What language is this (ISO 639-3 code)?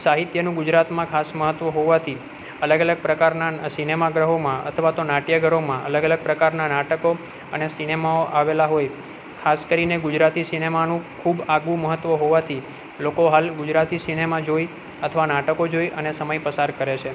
guj